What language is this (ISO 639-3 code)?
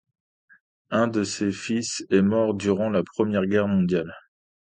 fra